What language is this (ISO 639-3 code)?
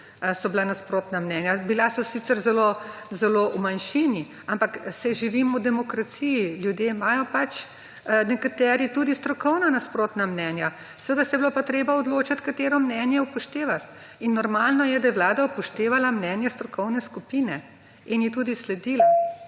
slv